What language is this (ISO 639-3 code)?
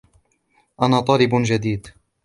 ara